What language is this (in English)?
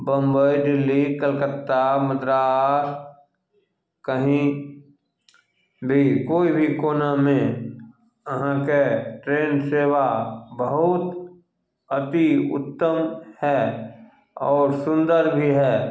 Maithili